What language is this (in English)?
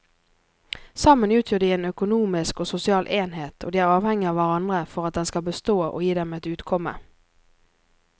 Norwegian